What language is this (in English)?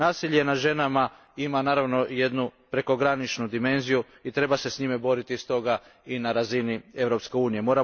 Croatian